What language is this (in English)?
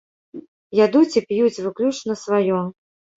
Belarusian